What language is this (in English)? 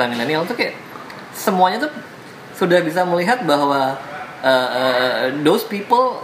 Indonesian